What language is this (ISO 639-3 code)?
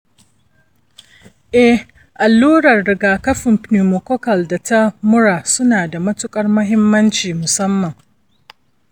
hau